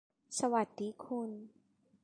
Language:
Thai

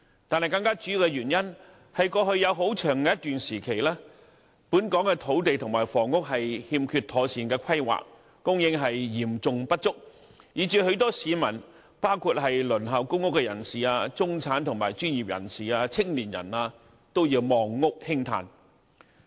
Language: Cantonese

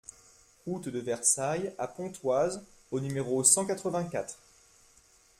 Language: French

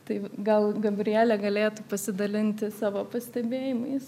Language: Lithuanian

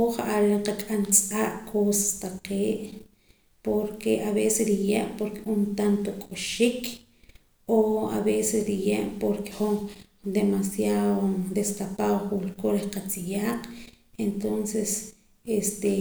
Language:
Poqomam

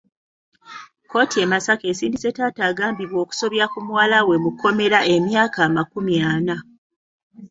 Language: Ganda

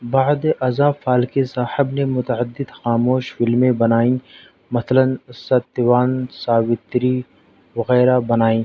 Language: Urdu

